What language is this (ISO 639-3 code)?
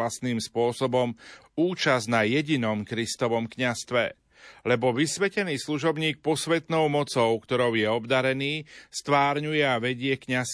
slk